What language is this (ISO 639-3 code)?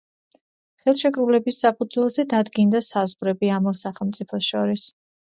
kat